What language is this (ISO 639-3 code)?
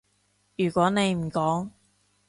yue